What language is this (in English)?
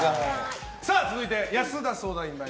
Japanese